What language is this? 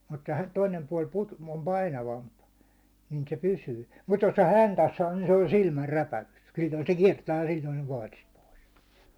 Finnish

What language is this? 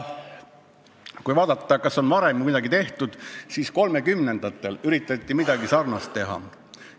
Estonian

